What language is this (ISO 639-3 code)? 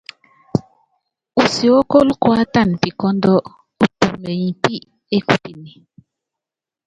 yav